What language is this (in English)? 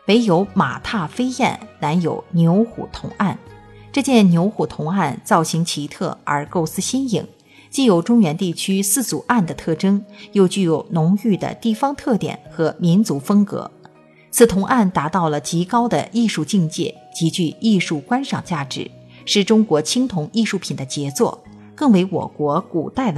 Chinese